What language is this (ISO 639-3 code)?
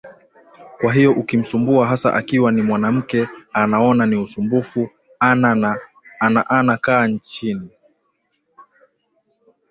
swa